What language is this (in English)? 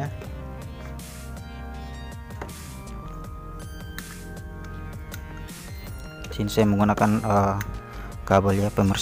Indonesian